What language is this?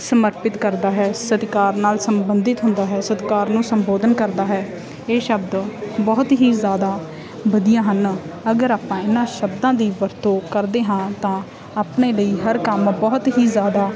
Punjabi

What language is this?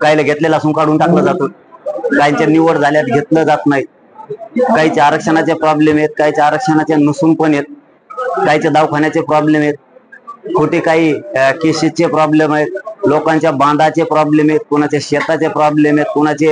Marathi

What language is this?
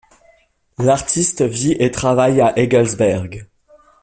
French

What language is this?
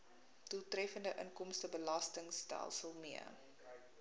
Afrikaans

